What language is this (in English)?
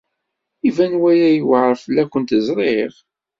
Kabyle